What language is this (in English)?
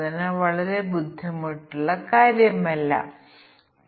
Malayalam